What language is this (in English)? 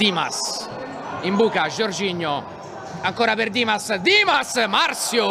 Italian